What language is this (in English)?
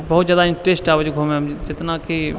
Maithili